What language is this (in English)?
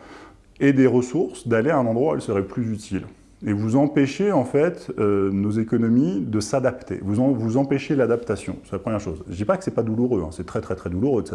French